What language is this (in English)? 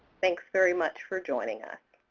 English